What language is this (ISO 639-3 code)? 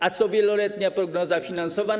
pol